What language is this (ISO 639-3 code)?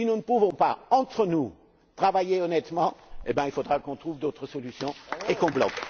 fra